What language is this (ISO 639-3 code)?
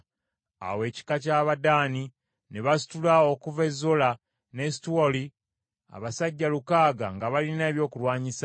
lug